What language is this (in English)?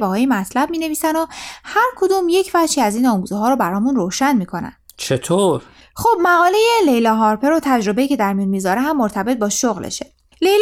Persian